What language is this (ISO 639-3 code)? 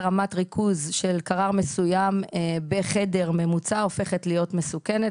heb